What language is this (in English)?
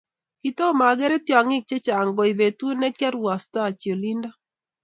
Kalenjin